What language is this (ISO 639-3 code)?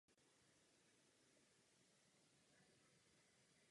ces